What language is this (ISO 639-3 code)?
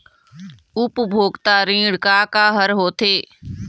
hne